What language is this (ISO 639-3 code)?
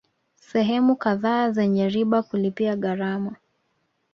swa